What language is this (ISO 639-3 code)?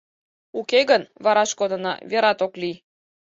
chm